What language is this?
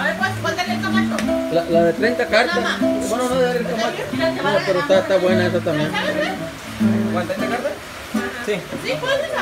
Spanish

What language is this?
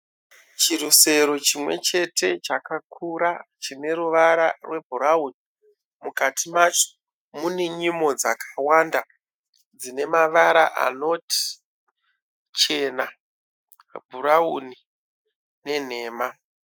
Shona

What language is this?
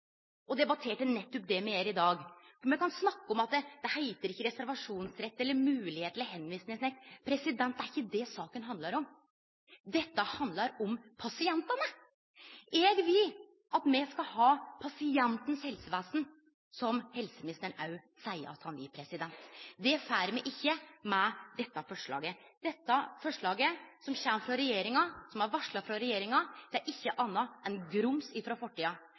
Norwegian Nynorsk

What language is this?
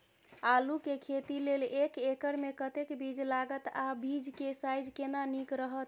Maithili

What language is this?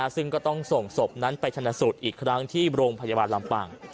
Thai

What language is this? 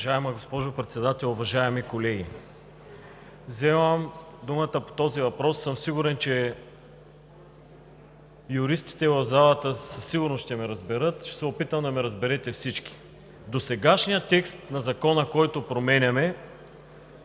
Bulgarian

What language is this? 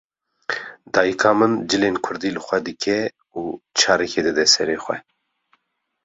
Kurdish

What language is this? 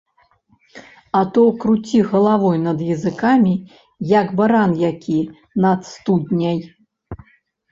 Belarusian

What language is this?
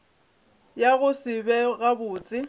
Northern Sotho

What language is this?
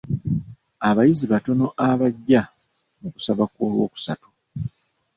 Ganda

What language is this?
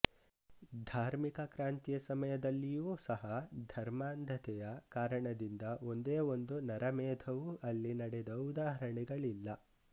Kannada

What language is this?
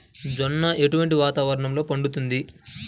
Telugu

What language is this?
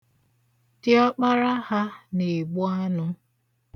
Igbo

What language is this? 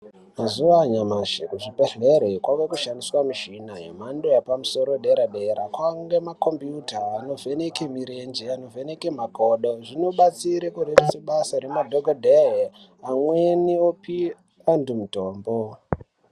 Ndau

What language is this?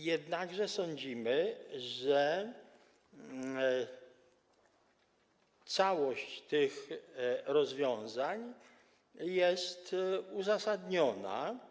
Polish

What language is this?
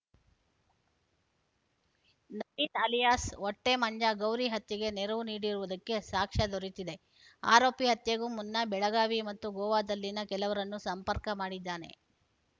Kannada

